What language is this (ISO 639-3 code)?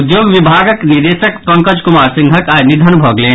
mai